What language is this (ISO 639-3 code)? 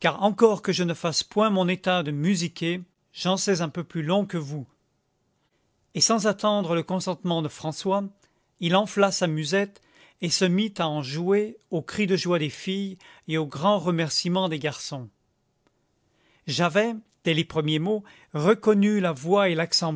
fra